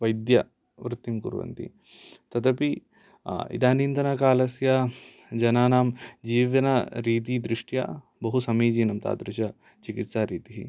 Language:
Sanskrit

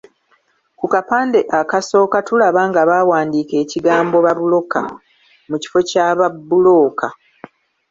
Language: Ganda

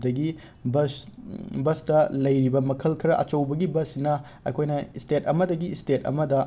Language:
Manipuri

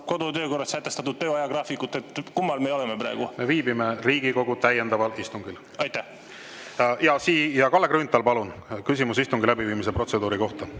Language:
Estonian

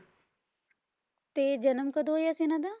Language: Punjabi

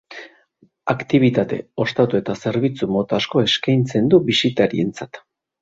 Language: Basque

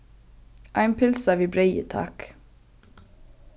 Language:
Faroese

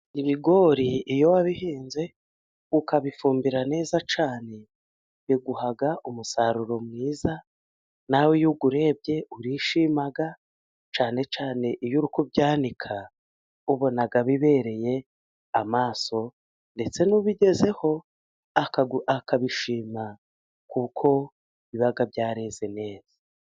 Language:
Kinyarwanda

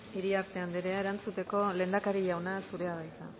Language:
Basque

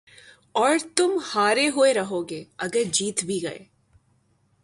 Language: Urdu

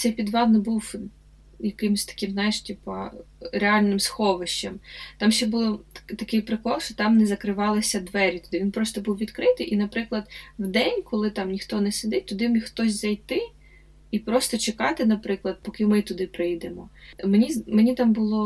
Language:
Ukrainian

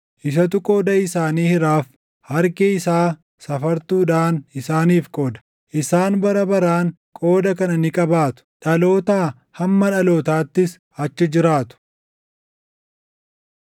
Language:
Oromo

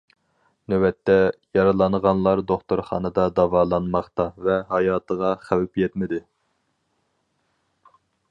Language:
Uyghur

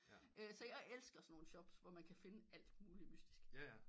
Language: Danish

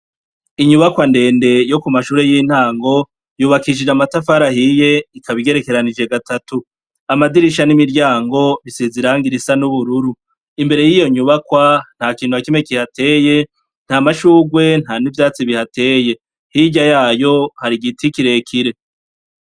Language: Rundi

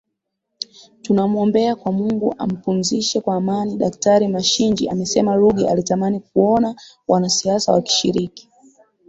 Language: Swahili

